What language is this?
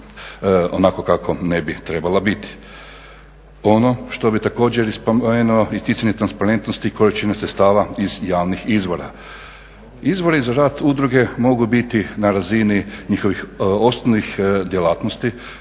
Croatian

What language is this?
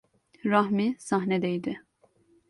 Turkish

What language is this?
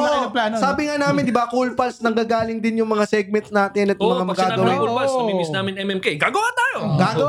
Filipino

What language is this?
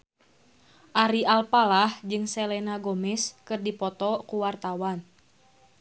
Sundanese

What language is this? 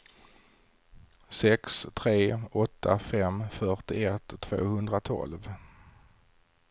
Swedish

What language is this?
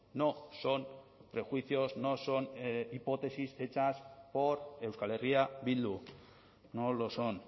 Spanish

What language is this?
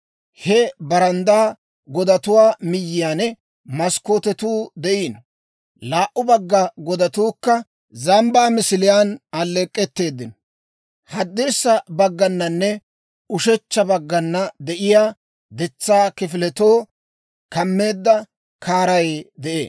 Dawro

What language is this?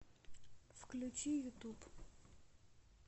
Russian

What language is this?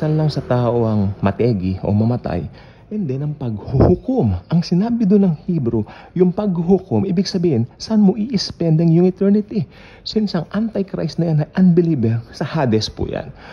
Filipino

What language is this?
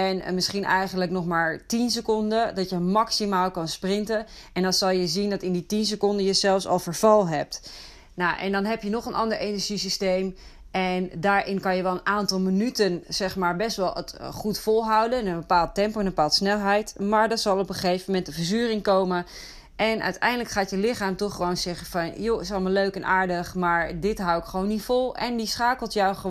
Dutch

